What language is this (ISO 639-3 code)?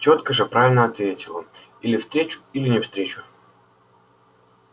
rus